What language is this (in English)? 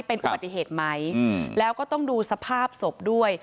Thai